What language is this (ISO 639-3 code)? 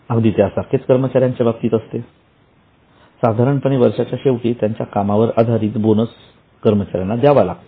mar